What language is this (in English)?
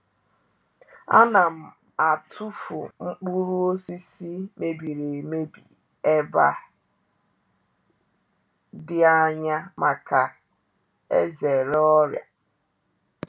Igbo